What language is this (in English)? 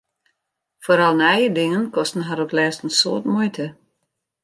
Western Frisian